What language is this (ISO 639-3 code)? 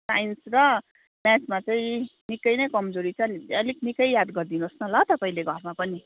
nep